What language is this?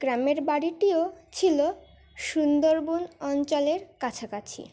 Bangla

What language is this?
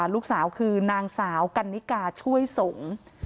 Thai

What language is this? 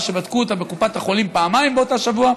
Hebrew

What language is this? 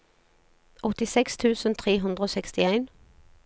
Norwegian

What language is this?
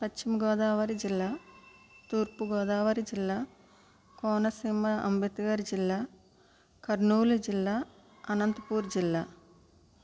Telugu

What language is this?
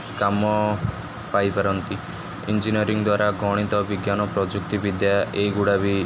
Odia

